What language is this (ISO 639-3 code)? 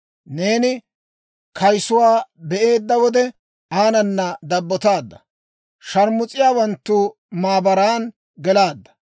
dwr